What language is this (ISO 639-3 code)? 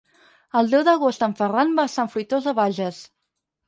cat